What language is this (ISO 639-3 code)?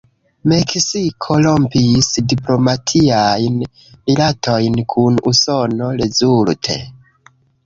epo